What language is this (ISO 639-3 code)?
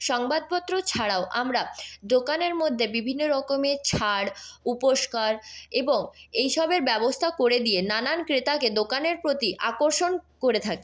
ben